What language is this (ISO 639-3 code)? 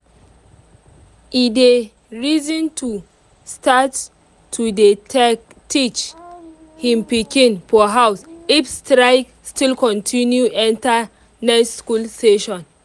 pcm